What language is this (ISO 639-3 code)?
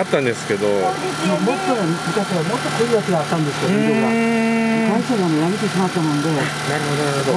jpn